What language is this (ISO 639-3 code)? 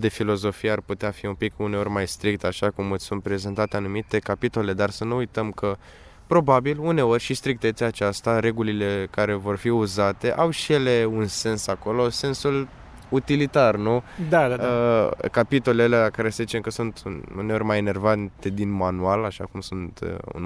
ron